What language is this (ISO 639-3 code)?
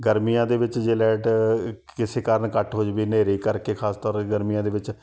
pan